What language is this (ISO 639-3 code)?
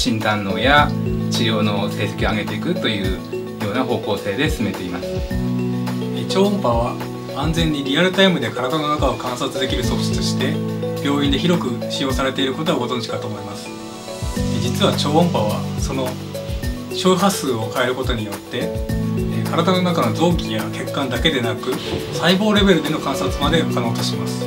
jpn